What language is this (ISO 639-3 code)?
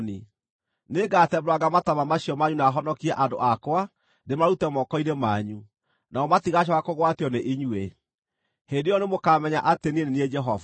kik